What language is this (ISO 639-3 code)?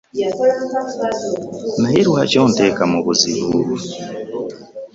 lug